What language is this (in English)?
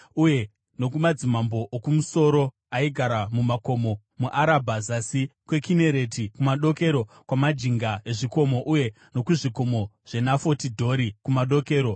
Shona